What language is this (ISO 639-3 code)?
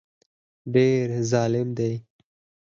pus